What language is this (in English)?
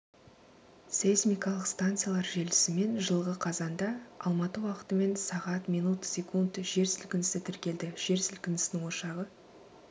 Kazakh